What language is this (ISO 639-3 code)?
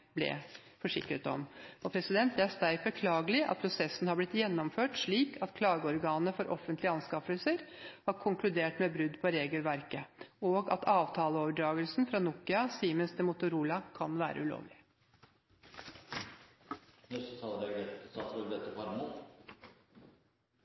nob